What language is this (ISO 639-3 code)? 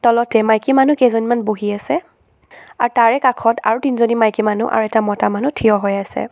asm